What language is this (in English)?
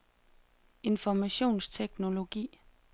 Danish